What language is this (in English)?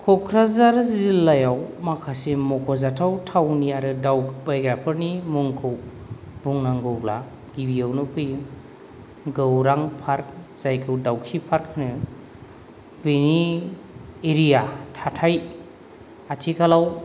Bodo